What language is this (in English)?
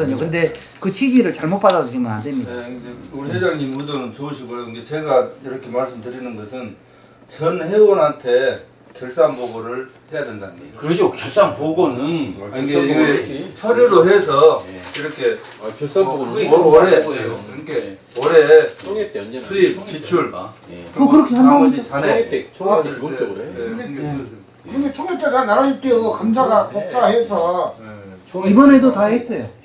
Korean